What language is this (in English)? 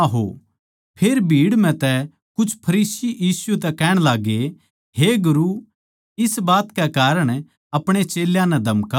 Haryanvi